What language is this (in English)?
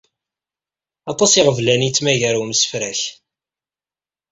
Kabyle